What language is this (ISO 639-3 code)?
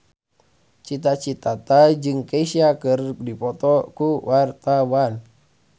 sun